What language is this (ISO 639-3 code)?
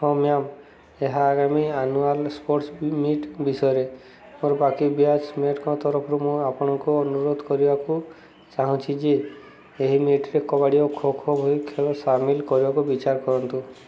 ori